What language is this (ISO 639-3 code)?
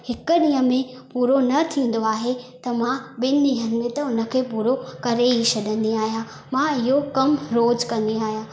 snd